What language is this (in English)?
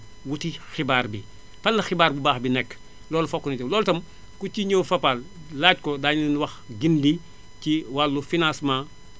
Wolof